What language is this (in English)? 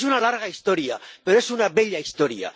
Spanish